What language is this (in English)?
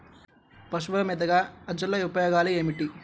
Telugu